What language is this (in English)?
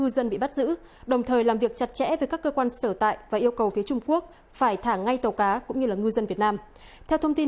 Vietnamese